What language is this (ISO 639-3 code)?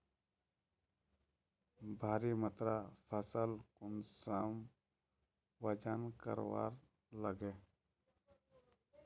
mag